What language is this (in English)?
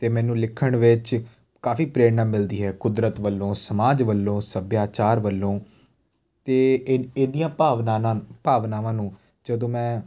Punjabi